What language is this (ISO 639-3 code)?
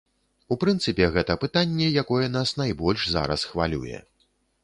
bel